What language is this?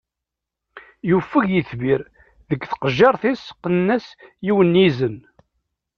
Kabyle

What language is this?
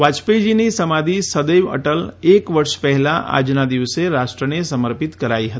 Gujarati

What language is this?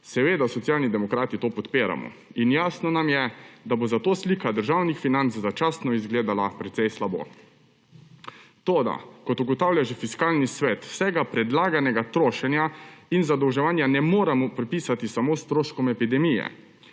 Slovenian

